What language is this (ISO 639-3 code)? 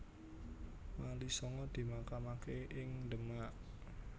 jav